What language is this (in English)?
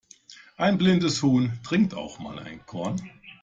German